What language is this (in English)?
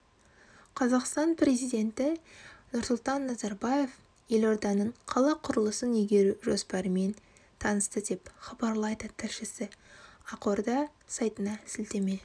Kazakh